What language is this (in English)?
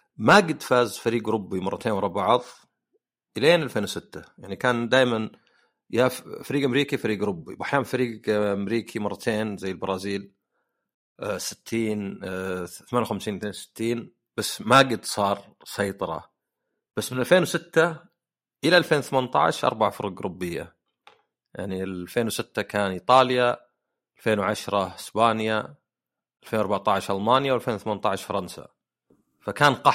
Arabic